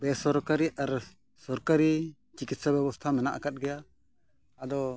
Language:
Santali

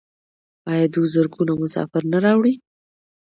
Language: Pashto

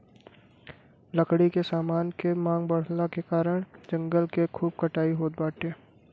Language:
Bhojpuri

